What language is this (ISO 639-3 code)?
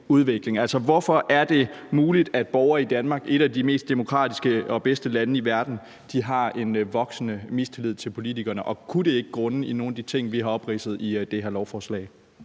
dan